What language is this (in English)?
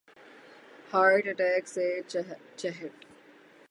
Urdu